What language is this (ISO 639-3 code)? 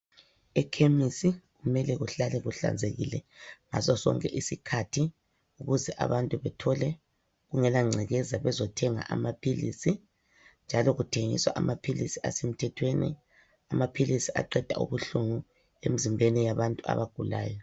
nde